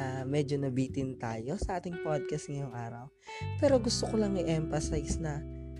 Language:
Filipino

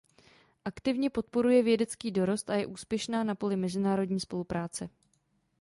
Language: Czech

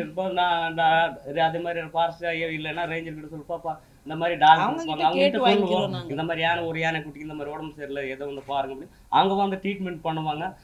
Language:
Romanian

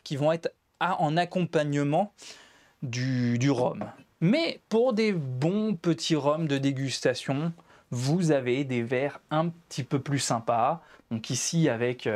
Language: French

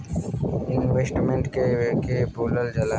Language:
Bhojpuri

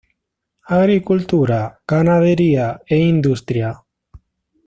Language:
Spanish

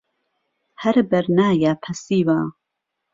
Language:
Central Kurdish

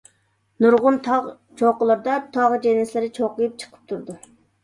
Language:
Uyghur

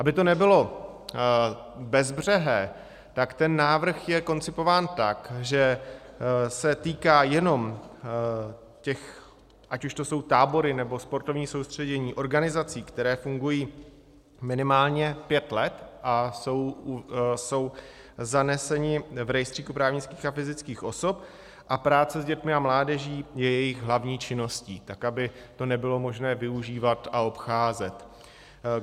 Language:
Czech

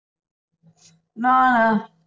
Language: Punjabi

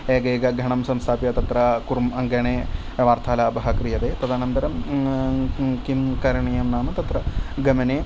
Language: Sanskrit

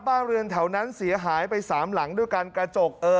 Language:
Thai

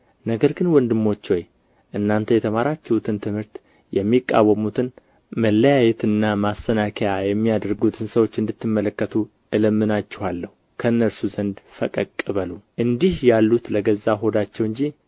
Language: Amharic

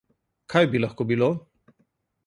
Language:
Slovenian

